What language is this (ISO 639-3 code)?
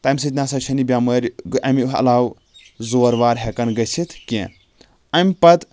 kas